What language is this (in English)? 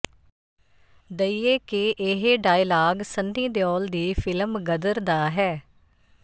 Punjabi